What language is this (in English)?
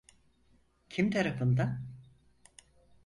Turkish